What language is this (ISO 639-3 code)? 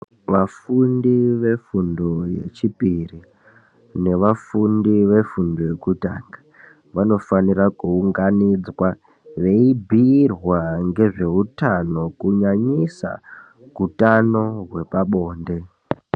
ndc